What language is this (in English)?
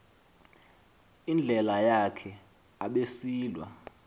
Xhosa